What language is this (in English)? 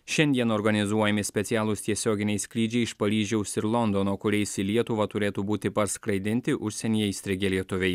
Lithuanian